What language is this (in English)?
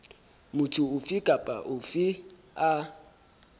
Southern Sotho